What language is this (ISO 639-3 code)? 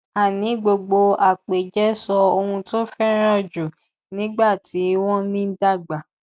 yor